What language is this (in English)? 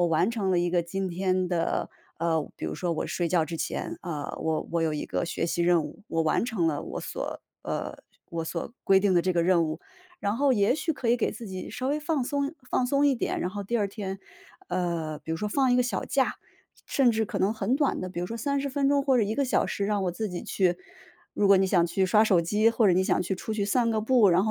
Chinese